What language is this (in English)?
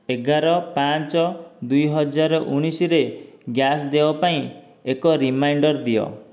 Odia